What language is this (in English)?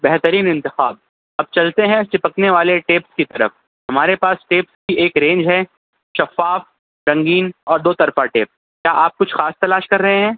Urdu